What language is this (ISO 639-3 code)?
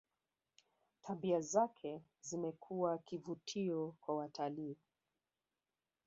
swa